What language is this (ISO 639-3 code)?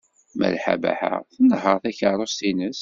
kab